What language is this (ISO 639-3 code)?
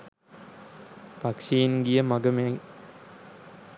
sin